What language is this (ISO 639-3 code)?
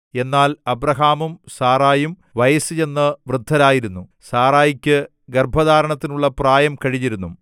mal